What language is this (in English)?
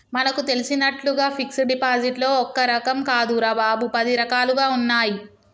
Telugu